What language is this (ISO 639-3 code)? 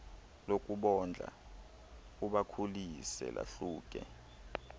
xho